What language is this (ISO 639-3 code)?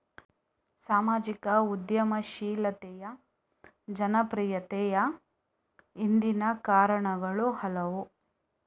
kan